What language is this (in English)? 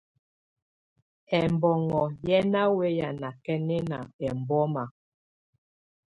Tunen